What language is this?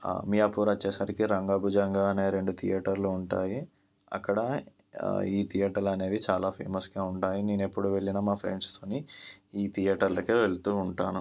Telugu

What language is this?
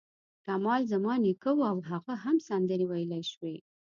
Pashto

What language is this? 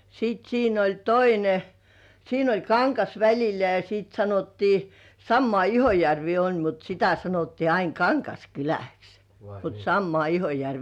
Finnish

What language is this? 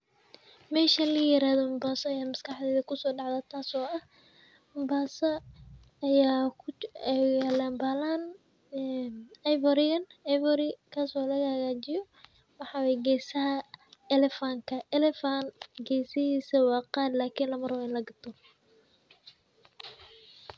Somali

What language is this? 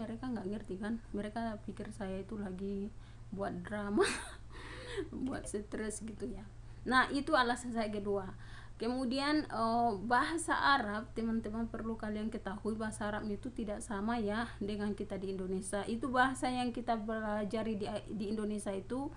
Indonesian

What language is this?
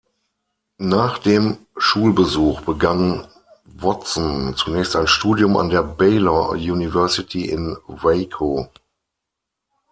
German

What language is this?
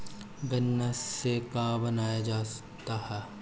Bhojpuri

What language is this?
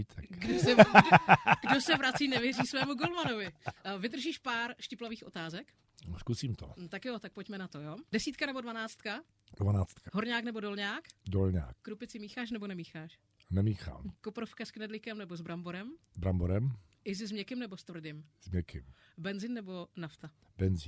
Czech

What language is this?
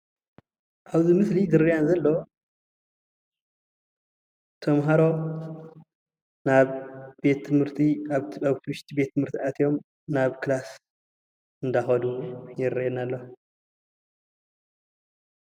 Tigrinya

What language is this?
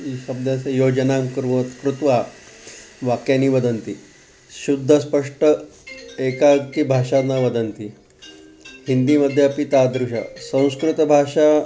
Sanskrit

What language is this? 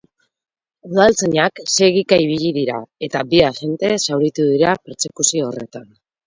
Basque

